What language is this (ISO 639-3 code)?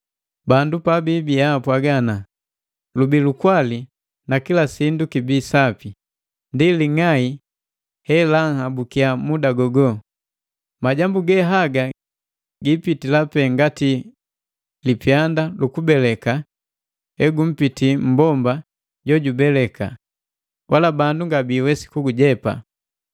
mgv